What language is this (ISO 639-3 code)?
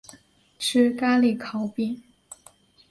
zho